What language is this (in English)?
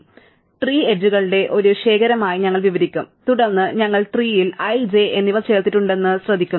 Malayalam